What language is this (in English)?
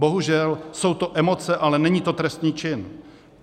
Czech